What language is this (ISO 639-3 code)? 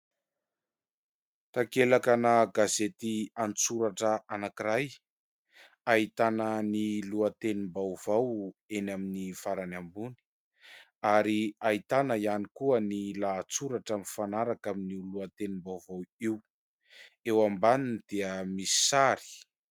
mlg